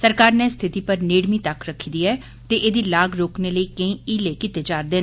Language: Dogri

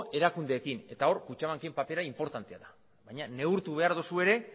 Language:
Basque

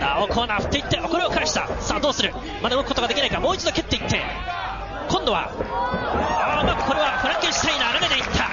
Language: Japanese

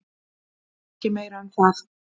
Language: Icelandic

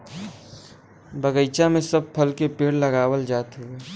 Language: Bhojpuri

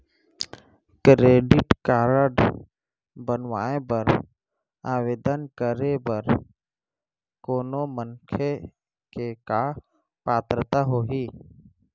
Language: Chhattisgarhi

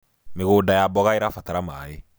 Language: Kikuyu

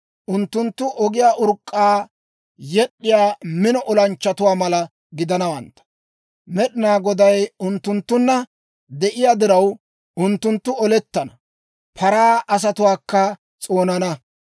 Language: Dawro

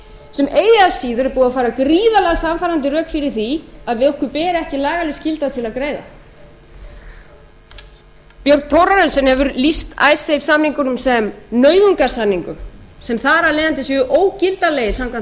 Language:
Icelandic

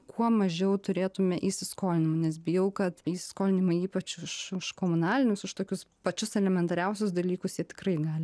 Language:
Lithuanian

